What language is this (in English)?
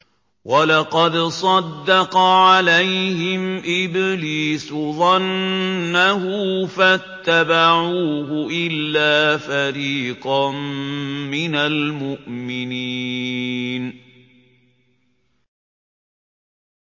Arabic